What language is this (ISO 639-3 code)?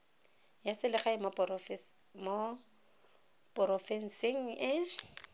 tsn